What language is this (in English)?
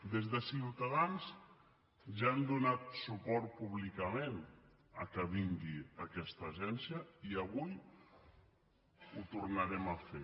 Catalan